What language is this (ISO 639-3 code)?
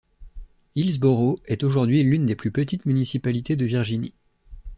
fra